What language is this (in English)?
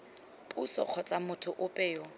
Tswana